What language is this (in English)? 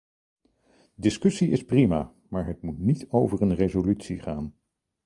Dutch